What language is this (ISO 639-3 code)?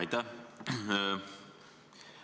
est